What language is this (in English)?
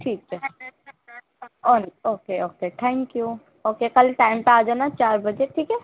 Urdu